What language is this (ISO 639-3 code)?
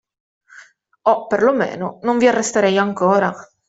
ita